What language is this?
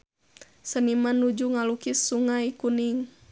Sundanese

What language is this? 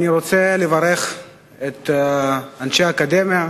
Hebrew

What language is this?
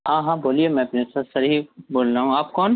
Urdu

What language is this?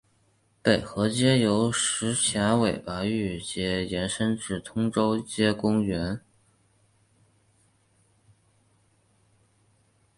Chinese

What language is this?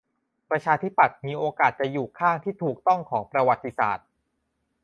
Thai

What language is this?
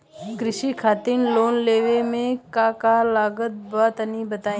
Bhojpuri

